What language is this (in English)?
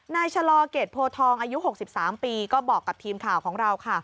Thai